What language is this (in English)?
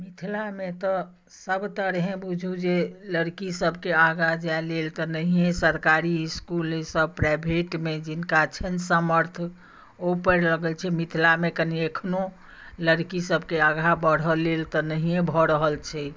Maithili